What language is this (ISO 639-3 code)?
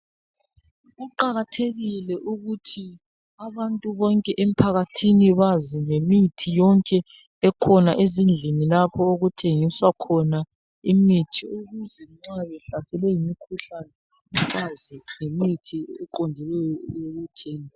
nde